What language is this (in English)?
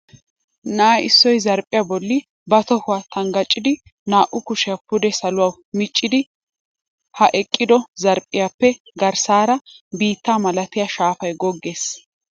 Wolaytta